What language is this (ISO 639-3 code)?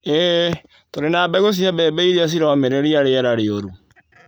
kik